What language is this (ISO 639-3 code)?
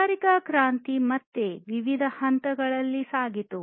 kan